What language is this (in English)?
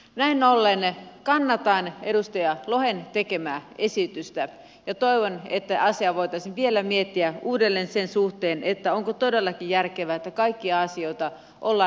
Finnish